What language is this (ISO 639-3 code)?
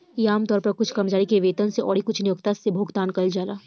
bho